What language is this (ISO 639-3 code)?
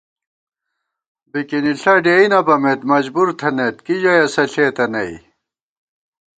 gwt